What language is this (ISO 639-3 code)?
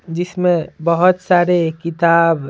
hin